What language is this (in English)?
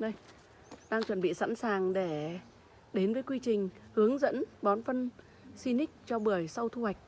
Vietnamese